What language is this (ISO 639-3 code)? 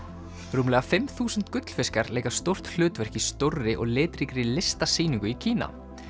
isl